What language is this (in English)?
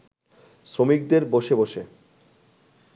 Bangla